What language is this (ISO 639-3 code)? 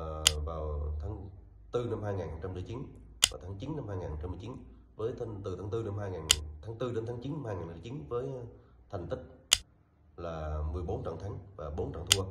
vie